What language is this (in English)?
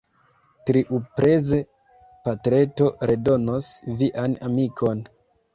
Esperanto